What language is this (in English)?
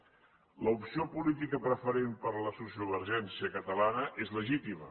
Catalan